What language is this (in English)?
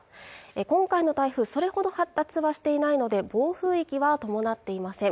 Japanese